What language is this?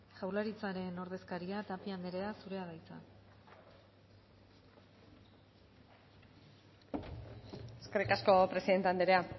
Basque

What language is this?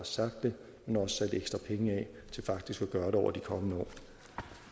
Danish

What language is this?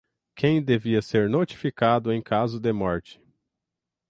Portuguese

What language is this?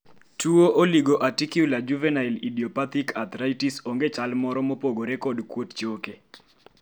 Luo (Kenya and Tanzania)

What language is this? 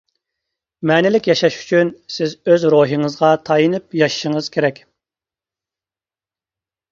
Uyghur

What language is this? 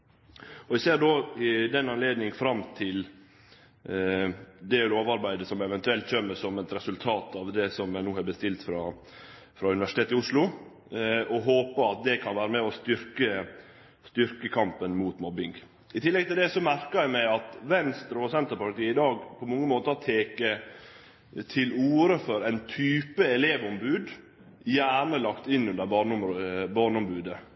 Norwegian Nynorsk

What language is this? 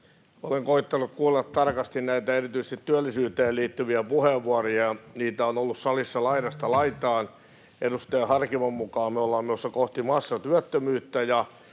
Finnish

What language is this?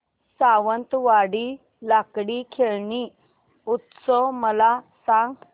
Marathi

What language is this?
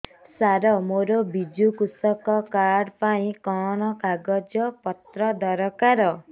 Odia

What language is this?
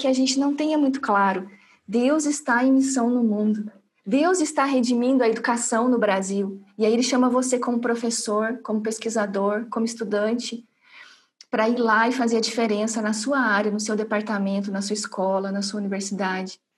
Portuguese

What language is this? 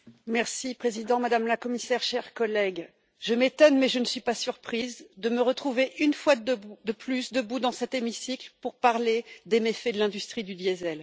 French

